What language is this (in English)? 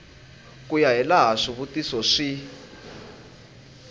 Tsonga